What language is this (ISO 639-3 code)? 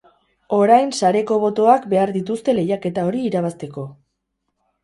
eus